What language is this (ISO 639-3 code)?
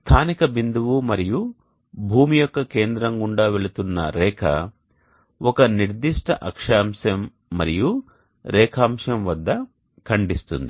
tel